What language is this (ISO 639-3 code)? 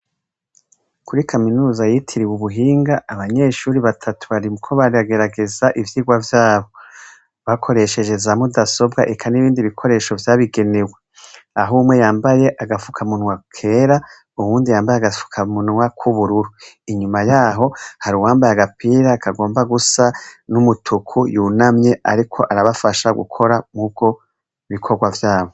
run